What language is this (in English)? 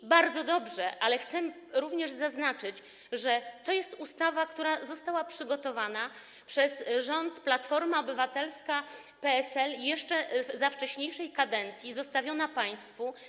Polish